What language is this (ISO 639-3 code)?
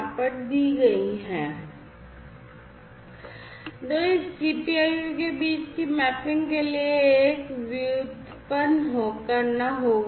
hin